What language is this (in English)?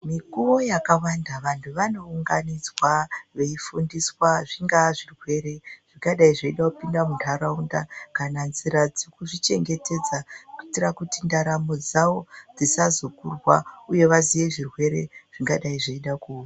Ndau